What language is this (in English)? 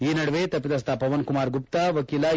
Kannada